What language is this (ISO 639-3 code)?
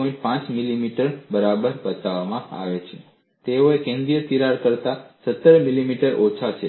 guj